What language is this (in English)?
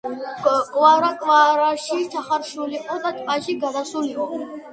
Georgian